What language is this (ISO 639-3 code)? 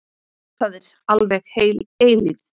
isl